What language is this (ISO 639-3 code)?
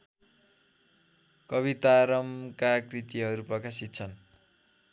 nep